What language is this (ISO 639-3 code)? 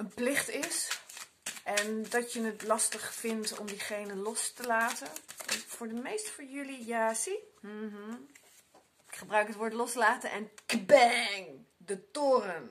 nld